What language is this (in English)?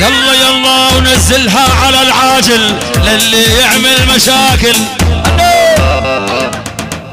Arabic